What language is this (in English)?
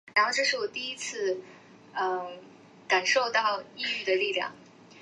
Chinese